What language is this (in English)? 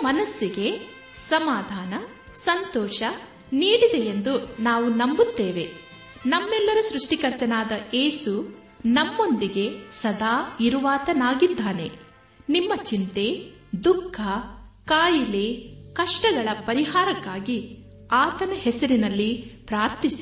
Kannada